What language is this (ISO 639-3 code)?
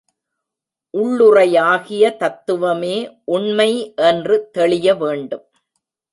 tam